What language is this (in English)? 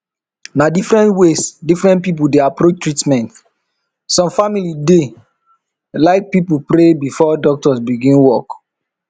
Nigerian Pidgin